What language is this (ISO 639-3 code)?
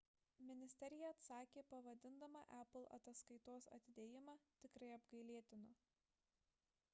lit